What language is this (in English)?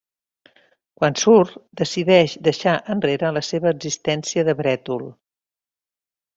Catalan